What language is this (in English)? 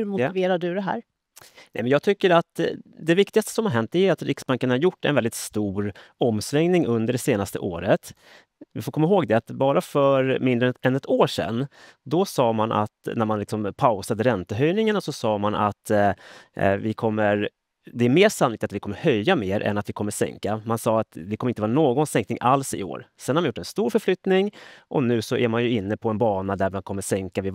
Swedish